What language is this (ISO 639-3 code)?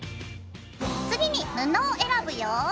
jpn